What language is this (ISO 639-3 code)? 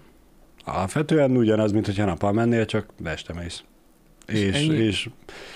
hun